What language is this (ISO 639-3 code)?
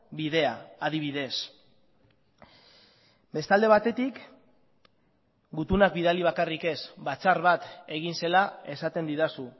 eus